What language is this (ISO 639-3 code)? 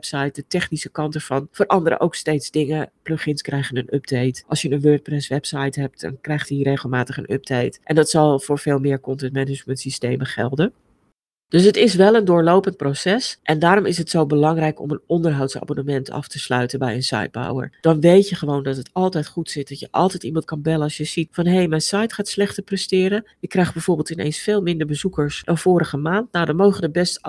nld